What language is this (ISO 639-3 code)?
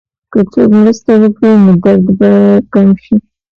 pus